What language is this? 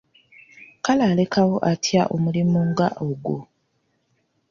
Ganda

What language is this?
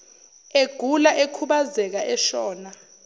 Zulu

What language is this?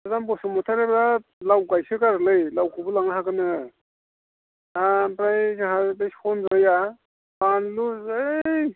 Bodo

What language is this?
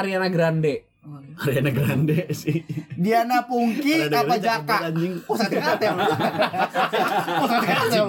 Indonesian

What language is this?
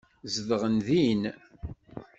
Kabyle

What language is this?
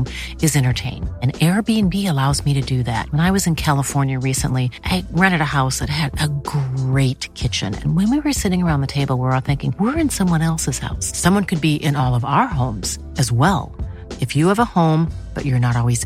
Swedish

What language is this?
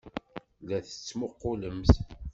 Kabyle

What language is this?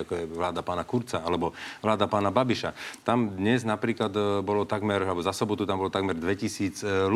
Slovak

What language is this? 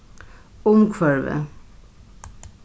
Faroese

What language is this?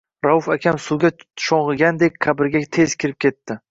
Uzbek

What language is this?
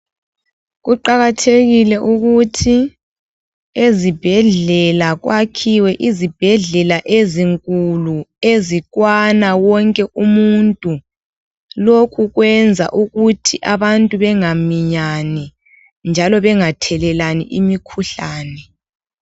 North Ndebele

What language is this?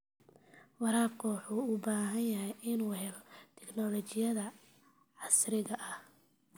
Somali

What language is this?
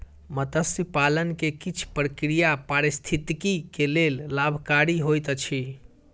Maithili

